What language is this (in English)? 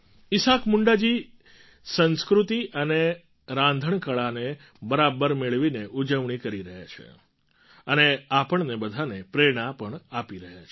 Gujarati